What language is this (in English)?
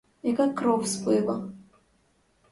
Ukrainian